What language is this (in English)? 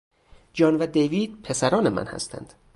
Persian